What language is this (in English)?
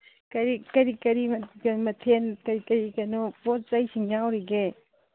Manipuri